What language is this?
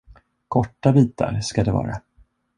Swedish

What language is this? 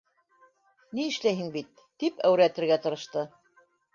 Bashkir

